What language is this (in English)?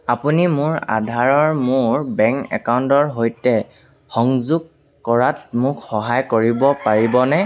Assamese